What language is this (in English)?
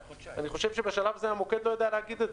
Hebrew